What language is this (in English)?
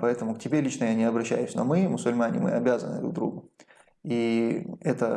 Russian